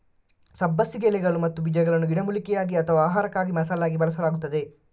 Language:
Kannada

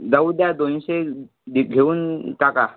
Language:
Marathi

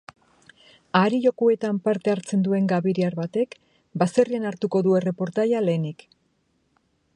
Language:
Basque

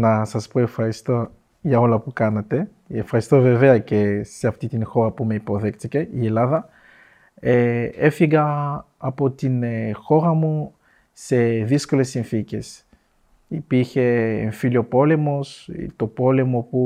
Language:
Greek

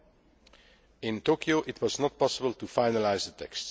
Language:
English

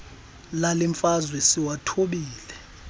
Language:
Xhosa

